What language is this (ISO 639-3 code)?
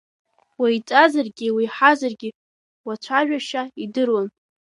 abk